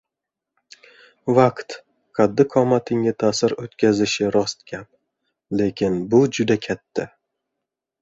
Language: Uzbek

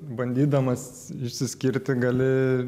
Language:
Lithuanian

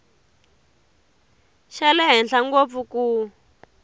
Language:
Tsonga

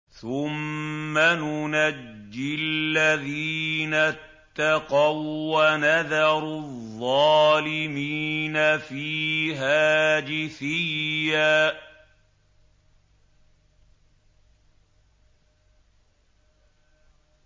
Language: Arabic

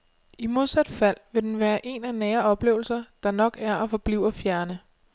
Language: Danish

